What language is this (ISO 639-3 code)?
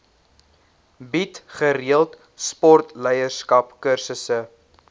afr